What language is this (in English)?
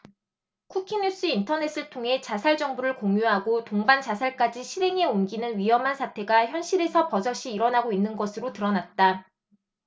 Korean